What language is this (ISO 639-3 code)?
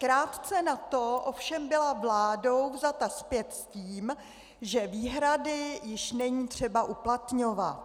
ces